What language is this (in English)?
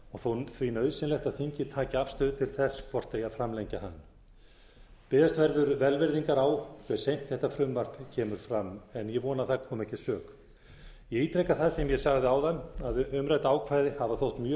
Icelandic